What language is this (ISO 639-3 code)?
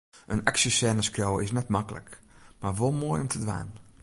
fry